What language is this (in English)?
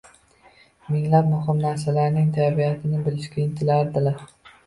Uzbek